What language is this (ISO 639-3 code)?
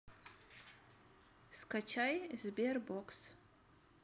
rus